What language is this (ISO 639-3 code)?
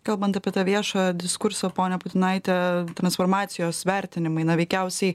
lit